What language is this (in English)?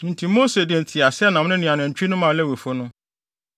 Akan